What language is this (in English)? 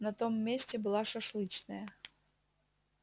Russian